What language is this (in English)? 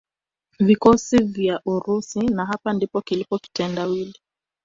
Swahili